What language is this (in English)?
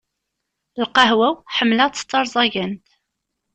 Kabyle